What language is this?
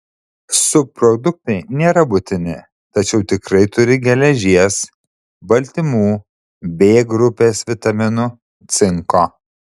Lithuanian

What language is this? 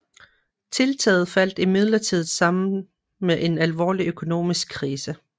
Danish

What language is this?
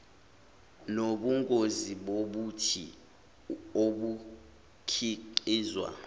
Zulu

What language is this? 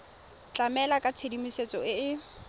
Tswana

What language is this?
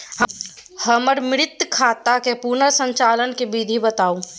Maithili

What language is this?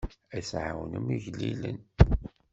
Kabyle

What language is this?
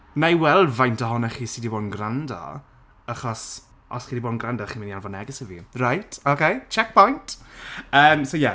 Welsh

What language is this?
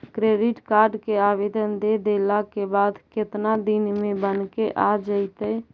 Magahi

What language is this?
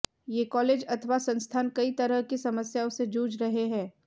Hindi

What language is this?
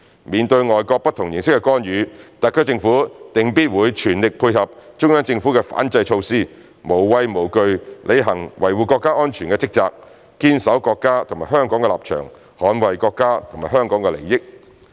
Cantonese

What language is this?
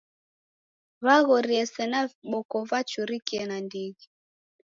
Taita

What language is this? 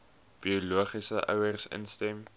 Afrikaans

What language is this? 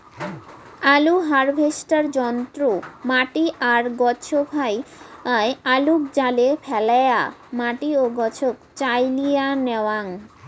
Bangla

